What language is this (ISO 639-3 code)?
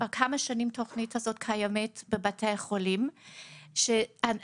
heb